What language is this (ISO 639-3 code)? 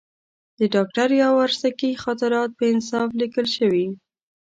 pus